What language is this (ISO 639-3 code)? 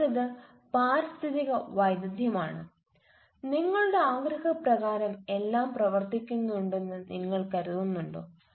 mal